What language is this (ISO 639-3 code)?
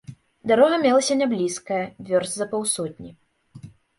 bel